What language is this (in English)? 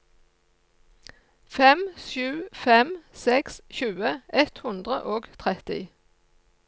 Norwegian